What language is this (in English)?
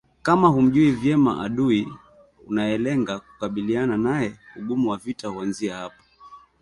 Swahili